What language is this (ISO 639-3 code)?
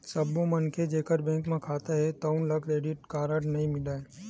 hne